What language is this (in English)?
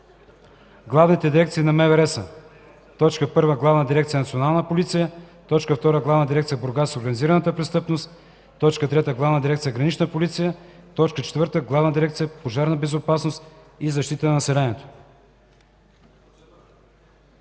Bulgarian